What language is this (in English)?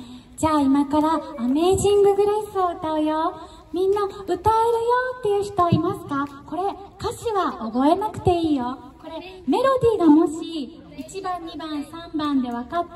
Japanese